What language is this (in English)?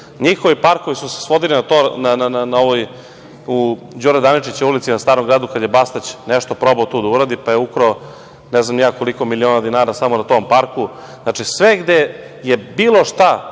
Serbian